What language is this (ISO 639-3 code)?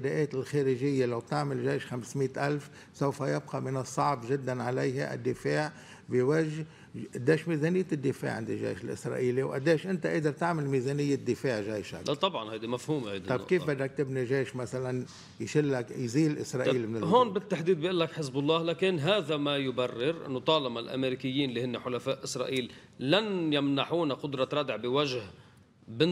ara